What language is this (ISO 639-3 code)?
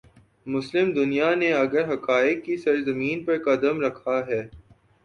urd